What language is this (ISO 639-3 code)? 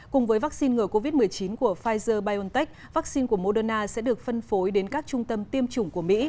vie